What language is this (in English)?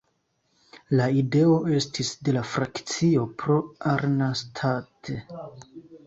Esperanto